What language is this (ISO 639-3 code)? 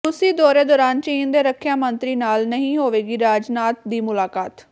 pan